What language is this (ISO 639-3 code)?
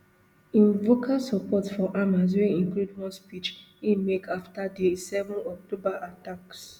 pcm